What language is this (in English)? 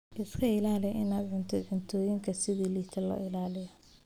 Somali